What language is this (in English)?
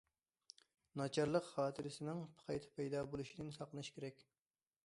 Uyghur